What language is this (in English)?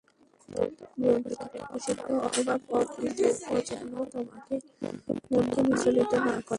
Bangla